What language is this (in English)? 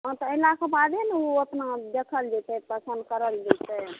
Maithili